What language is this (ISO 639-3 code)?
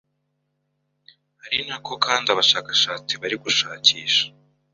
kin